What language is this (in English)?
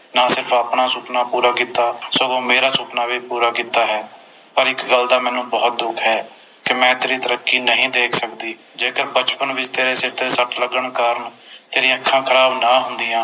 Punjabi